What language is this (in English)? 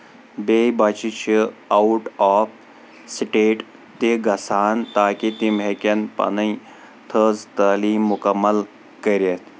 Kashmiri